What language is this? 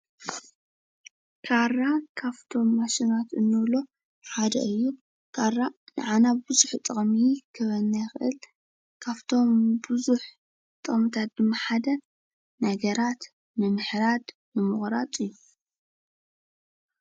Tigrinya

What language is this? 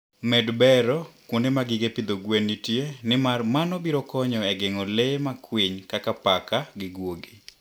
Luo (Kenya and Tanzania)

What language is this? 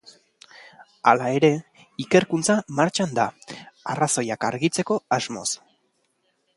Basque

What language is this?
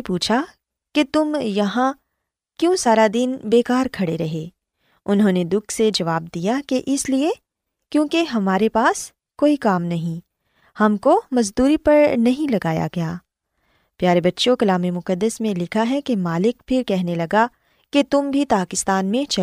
Urdu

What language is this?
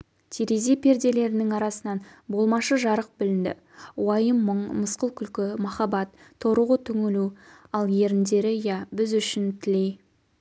Kazakh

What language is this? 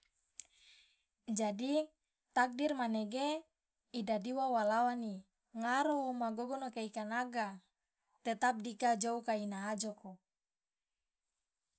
Loloda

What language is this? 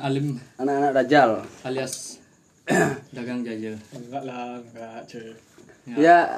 Indonesian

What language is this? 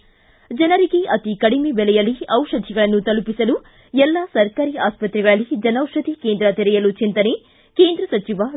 Kannada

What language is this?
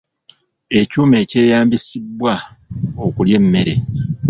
Ganda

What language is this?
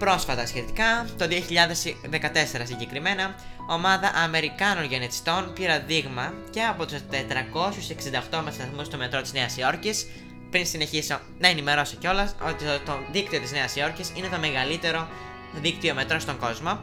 Greek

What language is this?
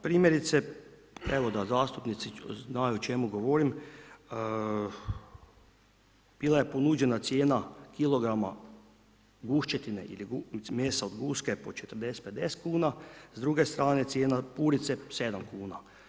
Croatian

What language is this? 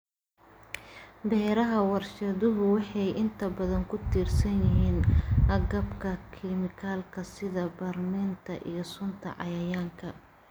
Somali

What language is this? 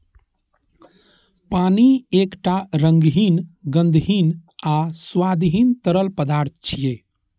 Maithili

